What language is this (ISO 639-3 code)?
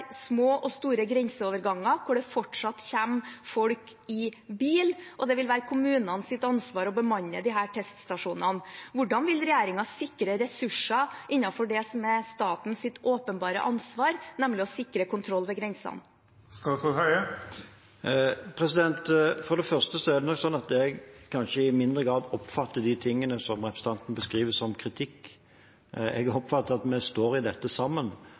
nob